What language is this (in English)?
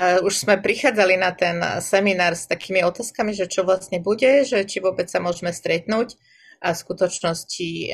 Slovak